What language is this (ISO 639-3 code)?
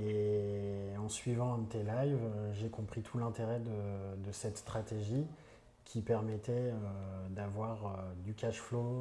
fra